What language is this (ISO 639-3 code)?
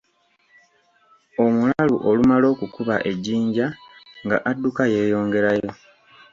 lug